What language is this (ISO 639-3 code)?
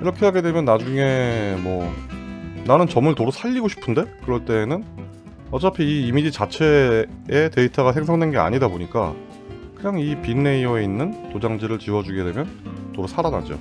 kor